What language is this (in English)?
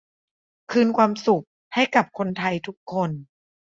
Thai